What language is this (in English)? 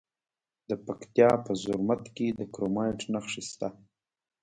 Pashto